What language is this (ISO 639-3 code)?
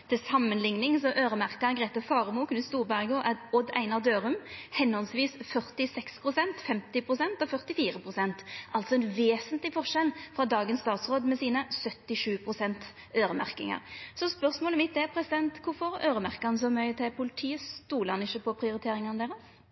nno